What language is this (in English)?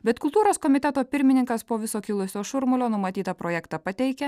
Lithuanian